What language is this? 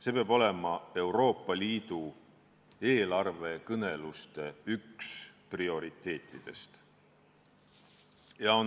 Estonian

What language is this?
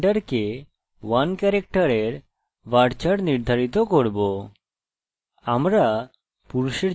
Bangla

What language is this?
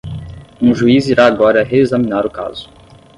Portuguese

